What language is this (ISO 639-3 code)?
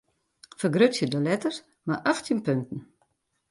fry